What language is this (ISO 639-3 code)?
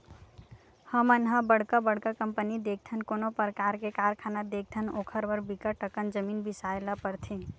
hne